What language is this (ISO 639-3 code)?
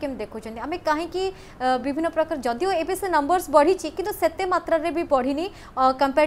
hin